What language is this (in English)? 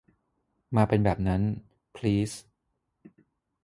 Thai